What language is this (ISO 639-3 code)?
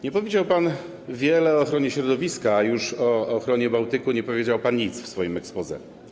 pol